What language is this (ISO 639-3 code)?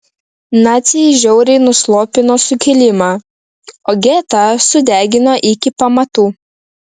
lit